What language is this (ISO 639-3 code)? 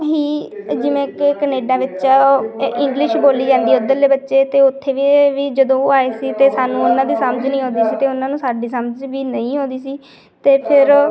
pan